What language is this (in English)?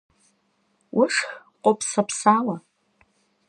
Kabardian